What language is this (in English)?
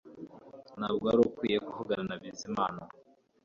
Kinyarwanda